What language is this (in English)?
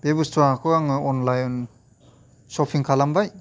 Bodo